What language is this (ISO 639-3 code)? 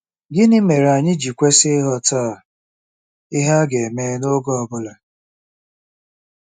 ibo